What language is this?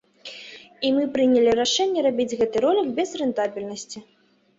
Belarusian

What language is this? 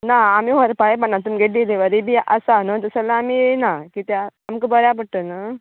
Konkani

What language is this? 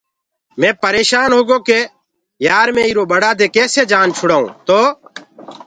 Gurgula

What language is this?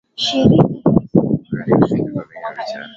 Swahili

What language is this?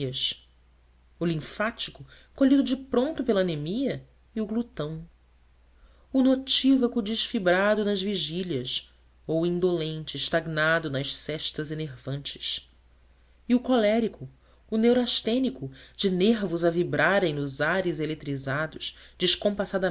Portuguese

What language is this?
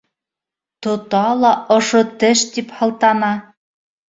Bashkir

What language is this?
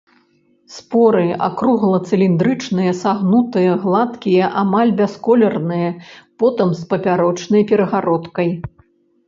Belarusian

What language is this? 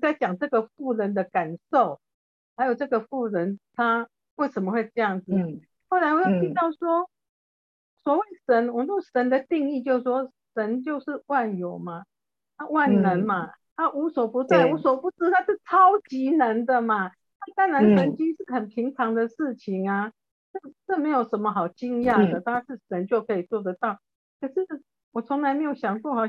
Chinese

